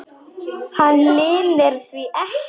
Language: Icelandic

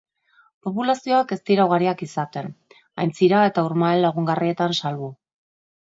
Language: Basque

